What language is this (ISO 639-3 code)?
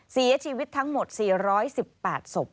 tha